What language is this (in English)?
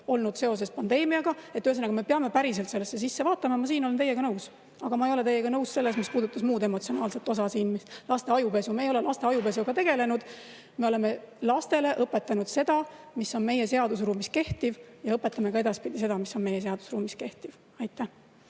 Estonian